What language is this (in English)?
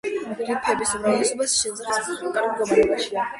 Georgian